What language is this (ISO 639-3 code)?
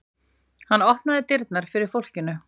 isl